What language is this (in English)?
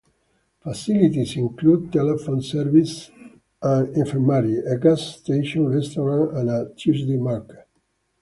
English